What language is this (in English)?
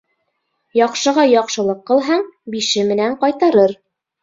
Bashkir